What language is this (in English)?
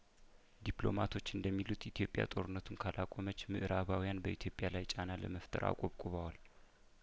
Amharic